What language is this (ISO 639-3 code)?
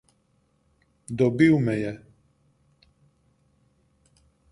slv